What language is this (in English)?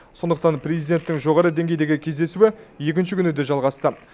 Kazakh